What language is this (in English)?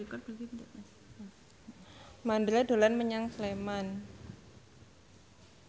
Javanese